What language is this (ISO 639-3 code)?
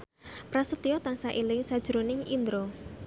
jav